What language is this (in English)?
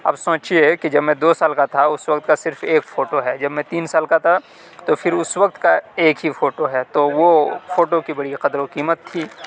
Urdu